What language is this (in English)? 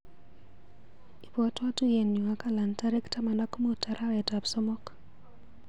Kalenjin